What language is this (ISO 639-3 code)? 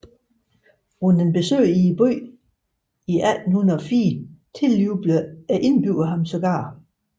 dan